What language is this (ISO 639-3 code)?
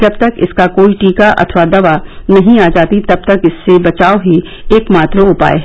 hin